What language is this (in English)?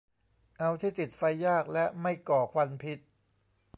Thai